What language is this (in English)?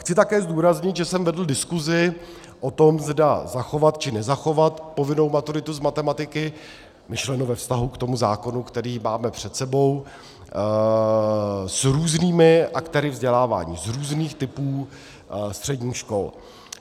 Czech